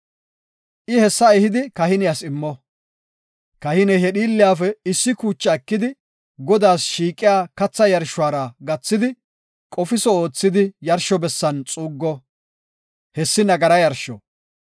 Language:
Gofa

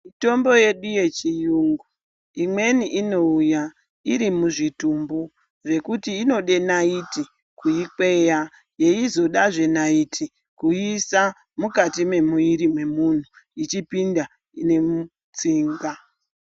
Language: Ndau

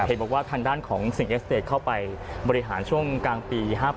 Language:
Thai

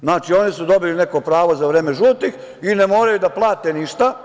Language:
Serbian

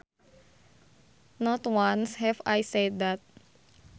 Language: Sundanese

